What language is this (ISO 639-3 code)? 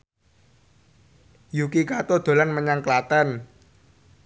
jav